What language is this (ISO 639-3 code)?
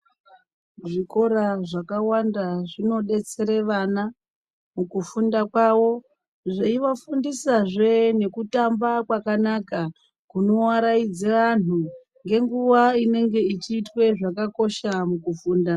ndc